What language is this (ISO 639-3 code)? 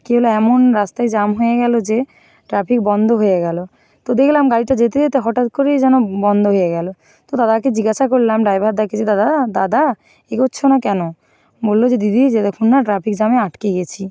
ben